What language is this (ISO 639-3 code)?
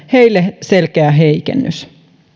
fin